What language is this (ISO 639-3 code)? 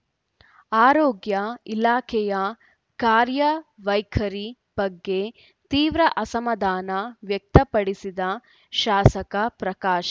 kan